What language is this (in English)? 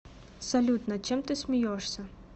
Russian